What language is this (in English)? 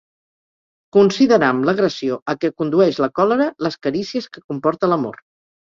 Catalan